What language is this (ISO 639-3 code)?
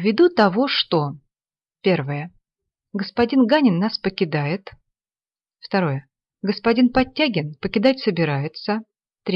rus